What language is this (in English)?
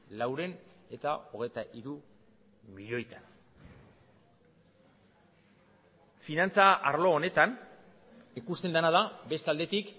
Basque